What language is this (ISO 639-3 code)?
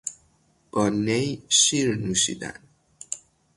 fas